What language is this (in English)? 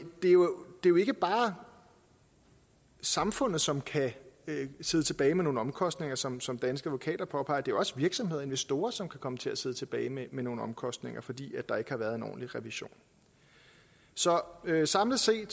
Danish